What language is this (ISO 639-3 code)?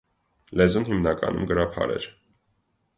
hye